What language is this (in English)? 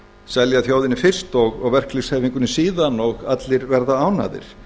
Icelandic